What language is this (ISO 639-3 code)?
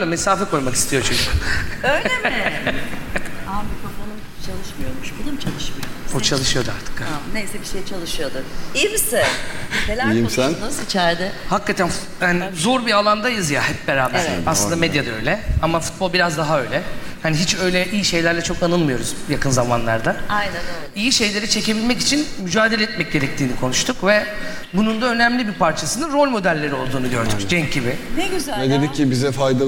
tur